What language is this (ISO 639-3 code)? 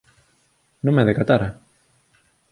glg